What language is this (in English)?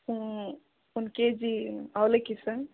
Kannada